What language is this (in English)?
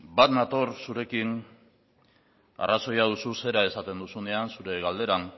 Basque